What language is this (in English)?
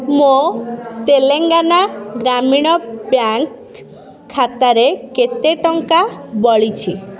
Odia